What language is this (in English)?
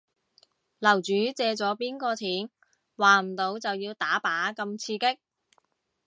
Cantonese